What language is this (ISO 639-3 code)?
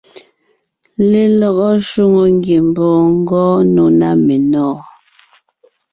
nnh